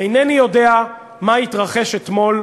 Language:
Hebrew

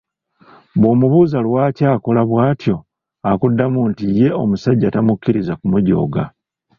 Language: Ganda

